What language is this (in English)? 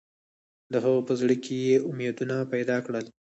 Pashto